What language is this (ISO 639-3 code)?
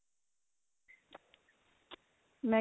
pan